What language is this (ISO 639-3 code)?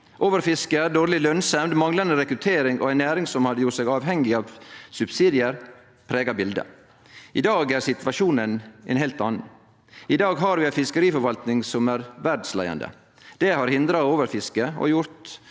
nor